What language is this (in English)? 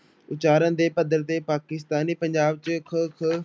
Punjabi